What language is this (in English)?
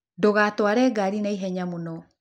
Kikuyu